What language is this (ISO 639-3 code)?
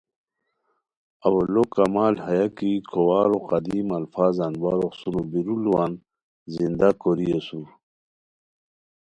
khw